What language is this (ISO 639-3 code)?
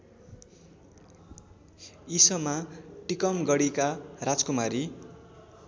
nep